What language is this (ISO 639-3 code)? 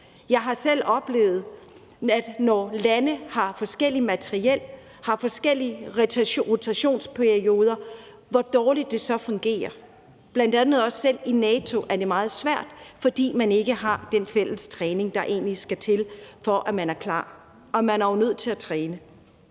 dan